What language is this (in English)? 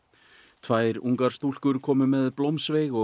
Icelandic